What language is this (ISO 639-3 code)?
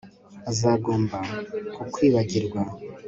kin